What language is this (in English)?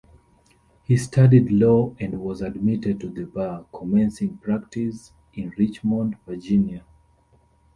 English